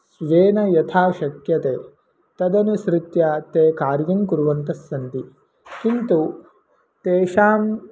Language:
Sanskrit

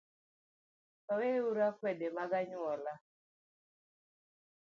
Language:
Luo (Kenya and Tanzania)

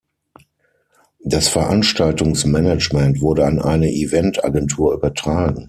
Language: German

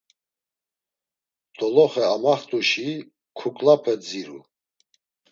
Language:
Laz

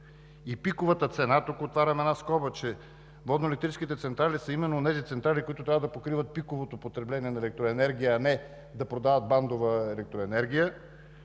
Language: Bulgarian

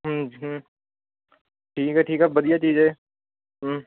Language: Dogri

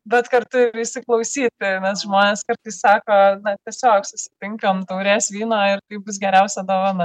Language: Lithuanian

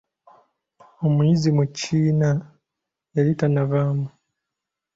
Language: Ganda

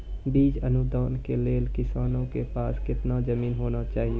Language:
Maithili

